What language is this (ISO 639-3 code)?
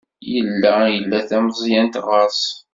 kab